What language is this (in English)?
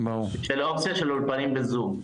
Hebrew